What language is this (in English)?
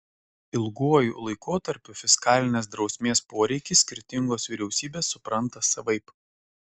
Lithuanian